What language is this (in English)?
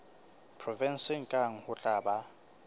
Southern Sotho